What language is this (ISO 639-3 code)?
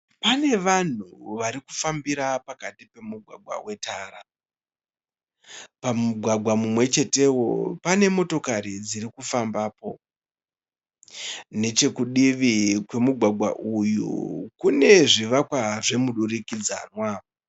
sna